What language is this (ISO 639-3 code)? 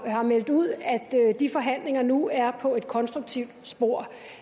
dan